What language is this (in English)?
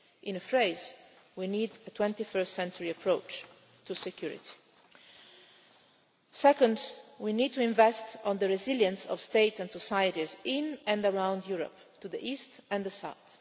English